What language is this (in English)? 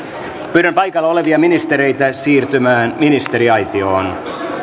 Finnish